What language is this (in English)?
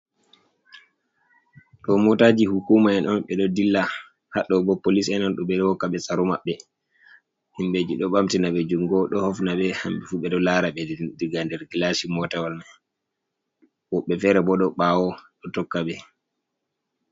Fula